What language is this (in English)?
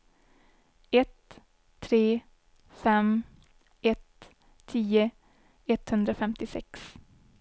Swedish